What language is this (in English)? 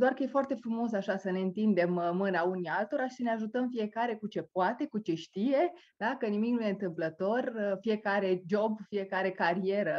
Romanian